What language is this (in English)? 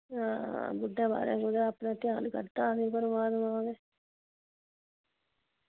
Dogri